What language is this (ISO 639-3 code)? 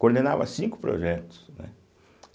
por